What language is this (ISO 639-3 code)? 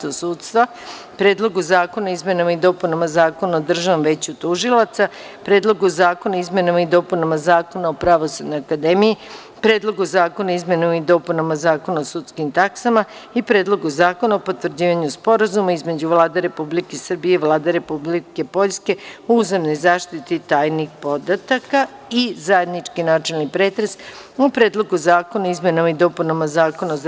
srp